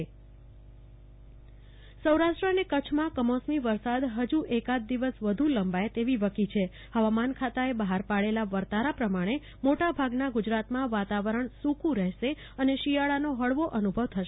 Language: Gujarati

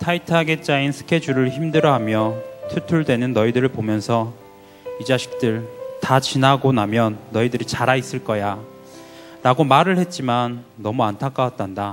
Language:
Korean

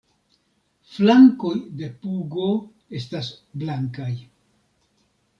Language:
Esperanto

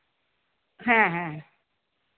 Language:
Santali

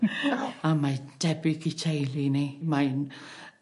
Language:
Welsh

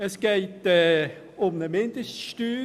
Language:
Swiss German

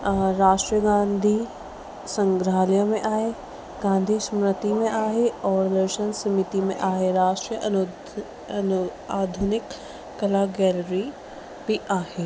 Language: Sindhi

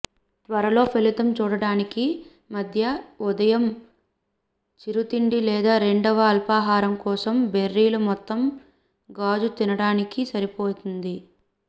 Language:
Telugu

